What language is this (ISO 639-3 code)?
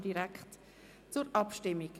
gsw